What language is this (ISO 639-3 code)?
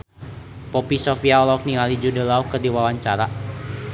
sun